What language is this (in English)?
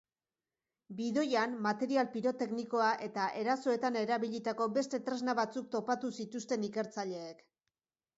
Basque